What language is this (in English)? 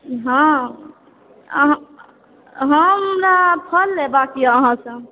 Maithili